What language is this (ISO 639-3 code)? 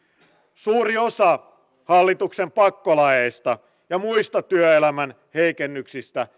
fin